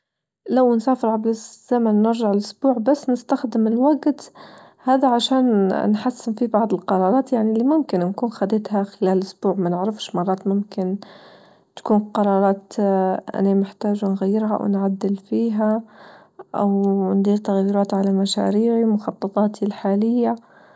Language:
Libyan Arabic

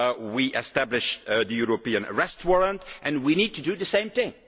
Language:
English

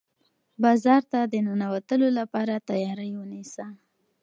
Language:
Pashto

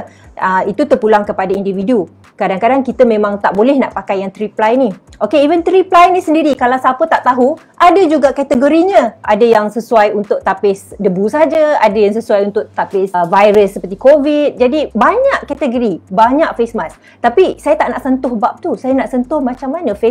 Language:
Malay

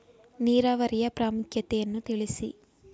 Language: Kannada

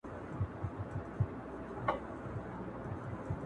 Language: Pashto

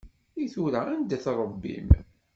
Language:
Kabyle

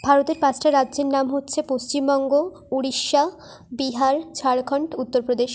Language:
Bangla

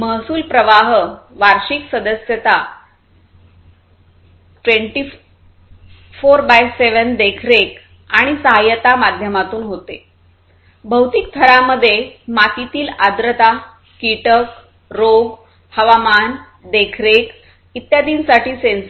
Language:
Marathi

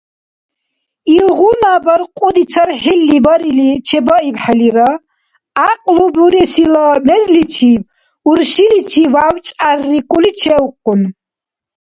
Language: Dargwa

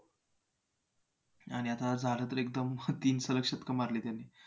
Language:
Marathi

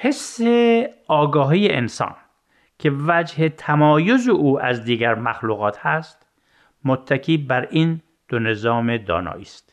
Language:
Persian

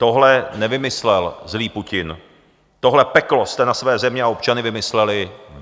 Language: Czech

